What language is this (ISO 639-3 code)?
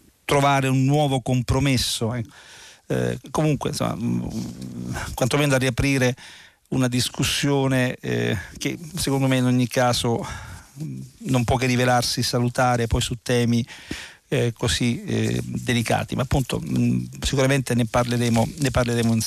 ita